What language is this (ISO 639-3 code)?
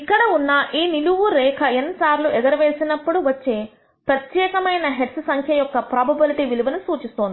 tel